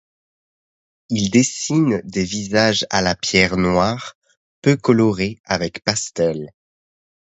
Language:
French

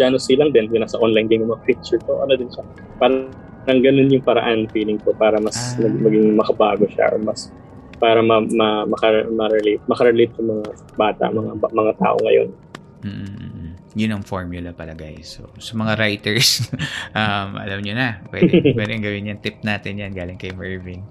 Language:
Filipino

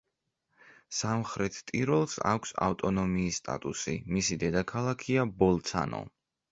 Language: Georgian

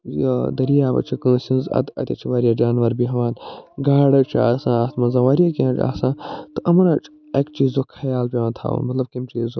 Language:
Kashmiri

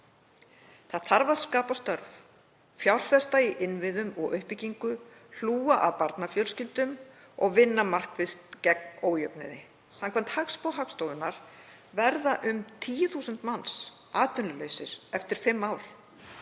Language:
Icelandic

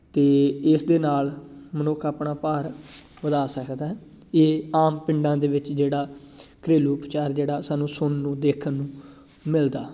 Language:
Punjabi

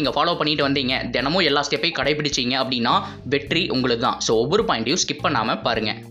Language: Tamil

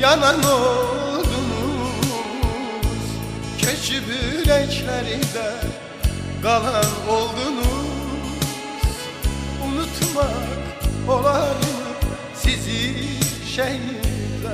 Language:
Turkish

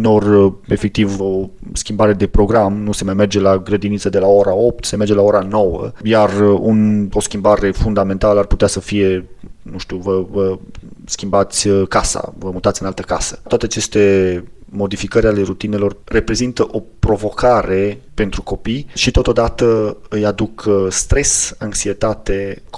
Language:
Romanian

